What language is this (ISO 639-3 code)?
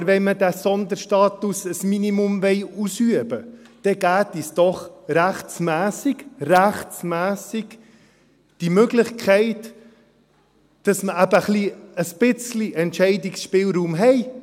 gsw